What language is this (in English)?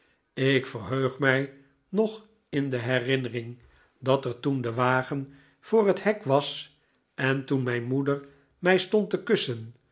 Dutch